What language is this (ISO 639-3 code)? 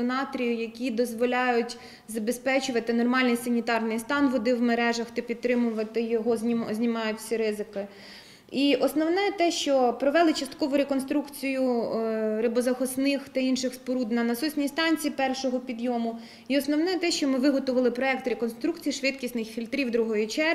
ukr